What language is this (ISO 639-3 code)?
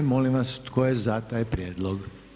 hrv